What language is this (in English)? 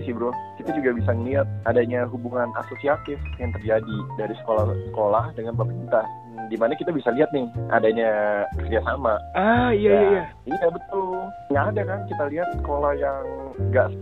Indonesian